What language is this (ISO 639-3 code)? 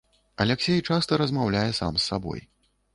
bel